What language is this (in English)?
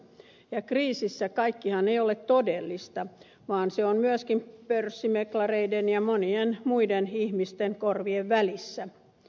Finnish